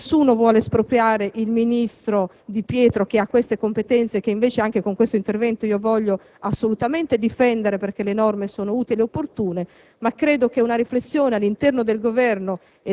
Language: Italian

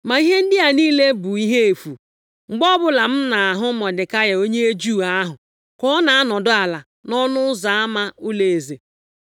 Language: Igbo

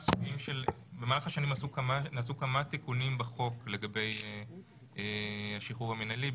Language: Hebrew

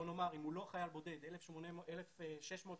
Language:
Hebrew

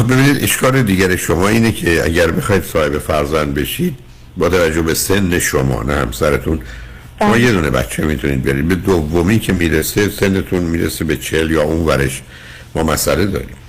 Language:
Persian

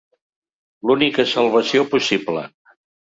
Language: Catalan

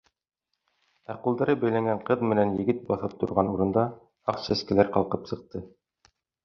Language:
Bashkir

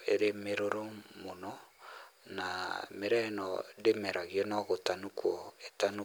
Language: Kikuyu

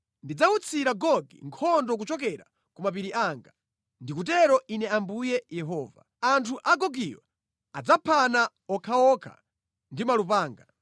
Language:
Nyanja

